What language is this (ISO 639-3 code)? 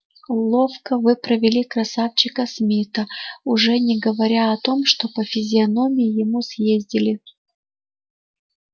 rus